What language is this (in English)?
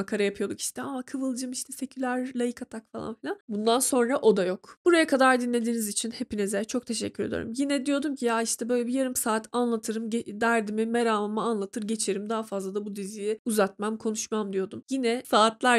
Turkish